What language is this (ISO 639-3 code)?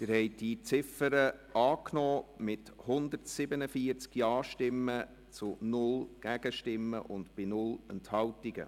gsw